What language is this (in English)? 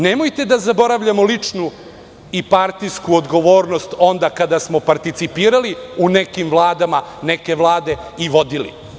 Serbian